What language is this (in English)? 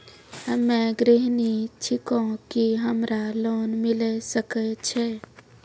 Maithili